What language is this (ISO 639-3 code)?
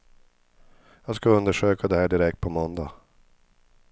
swe